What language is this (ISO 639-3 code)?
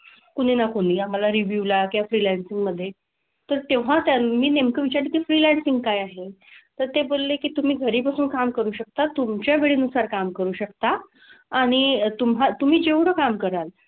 mar